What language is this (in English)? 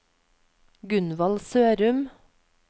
Norwegian